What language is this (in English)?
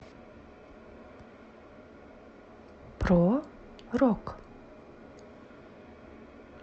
Russian